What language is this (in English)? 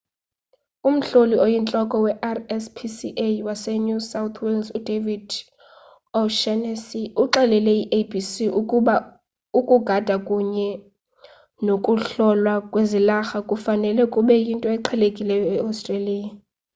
Xhosa